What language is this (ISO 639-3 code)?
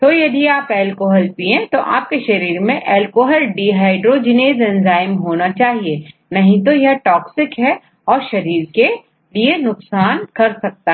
hin